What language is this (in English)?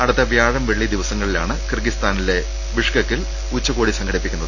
Malayalam